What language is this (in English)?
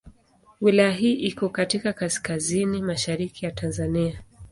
Swahili